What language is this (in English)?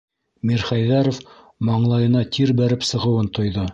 Bashkir